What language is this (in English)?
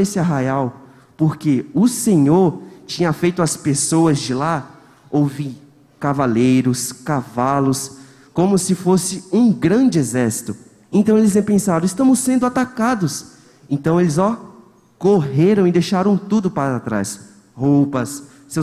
Portuguese